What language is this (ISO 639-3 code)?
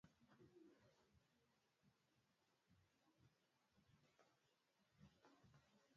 swa